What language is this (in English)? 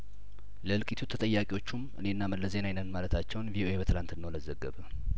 Amharic